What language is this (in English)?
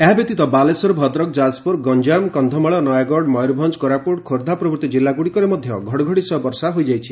Odia